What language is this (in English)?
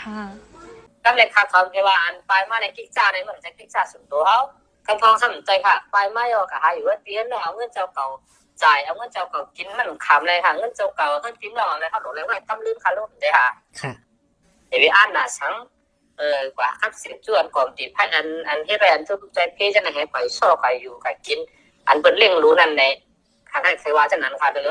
Thai